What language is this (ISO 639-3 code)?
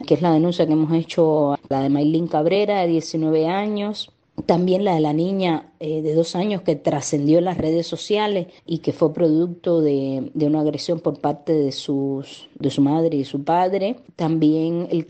spa